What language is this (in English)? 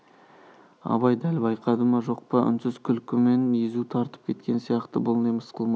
Kazakh